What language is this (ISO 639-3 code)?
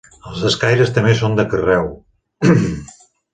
cat